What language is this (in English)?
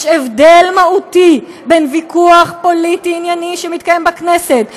Hebrew